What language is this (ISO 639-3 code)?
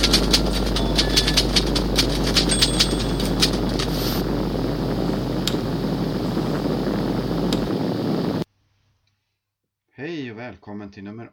swe